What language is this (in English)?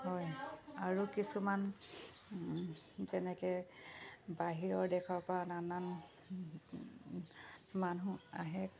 Assamese